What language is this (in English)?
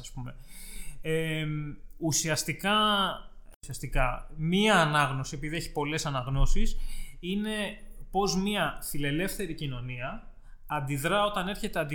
Greek